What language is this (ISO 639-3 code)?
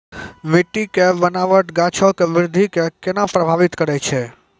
mai